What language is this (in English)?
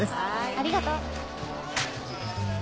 Japanese